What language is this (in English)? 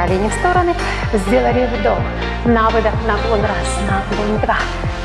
Russian